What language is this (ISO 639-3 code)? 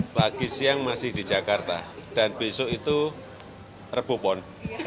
ind